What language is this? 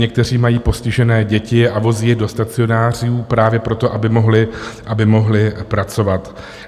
Czech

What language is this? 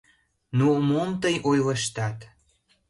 Mari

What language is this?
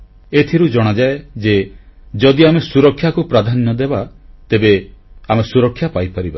Odia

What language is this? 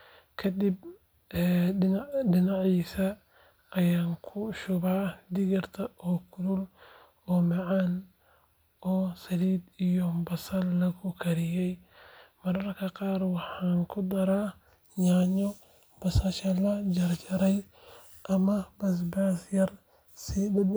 Somali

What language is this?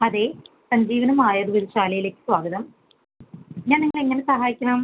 Malayalam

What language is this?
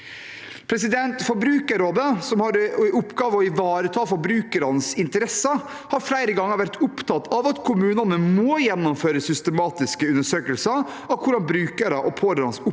Norwegian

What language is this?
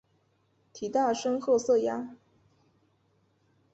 Chinese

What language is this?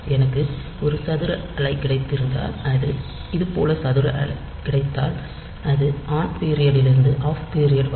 Tamil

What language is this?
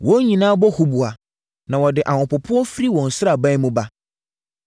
Akan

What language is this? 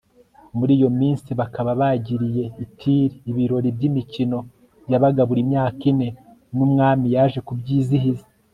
Kinyarwanda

